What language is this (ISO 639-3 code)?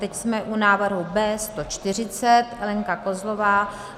ces